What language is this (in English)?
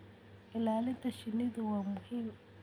Somali